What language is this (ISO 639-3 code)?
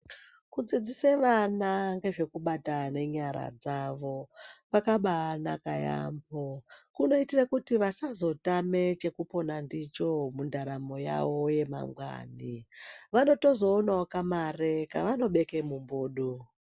ndc